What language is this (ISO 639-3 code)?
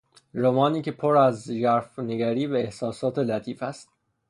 fas